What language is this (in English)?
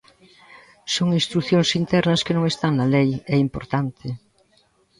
Galician